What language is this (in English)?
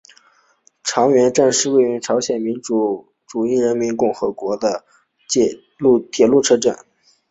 Chinese